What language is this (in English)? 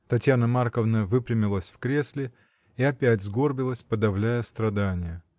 Russian